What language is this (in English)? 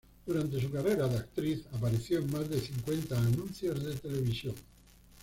Spanish